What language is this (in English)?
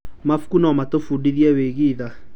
Kikuyu